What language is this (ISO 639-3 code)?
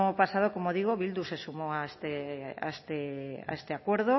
spa